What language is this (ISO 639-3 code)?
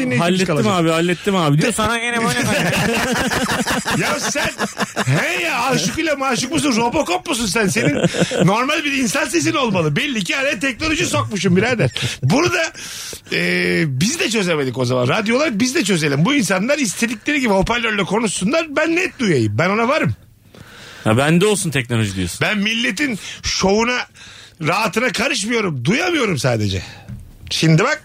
tur